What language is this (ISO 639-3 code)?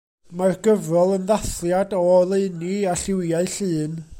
cym